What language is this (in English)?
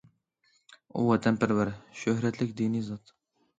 Uyghur